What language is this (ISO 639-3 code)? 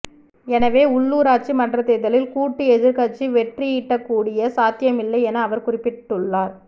tam